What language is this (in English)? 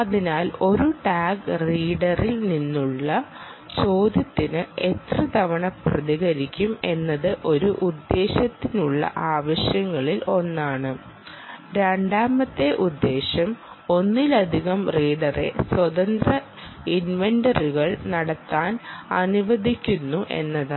Malayalam